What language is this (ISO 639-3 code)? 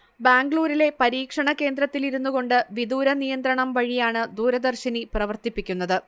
mal